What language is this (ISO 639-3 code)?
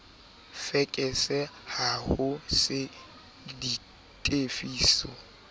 sot